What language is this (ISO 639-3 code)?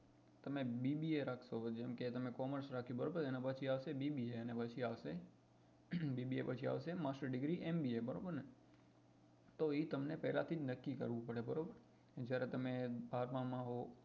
guj